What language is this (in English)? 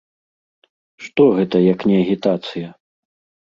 Belarusian